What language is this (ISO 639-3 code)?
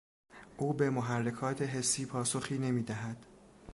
fas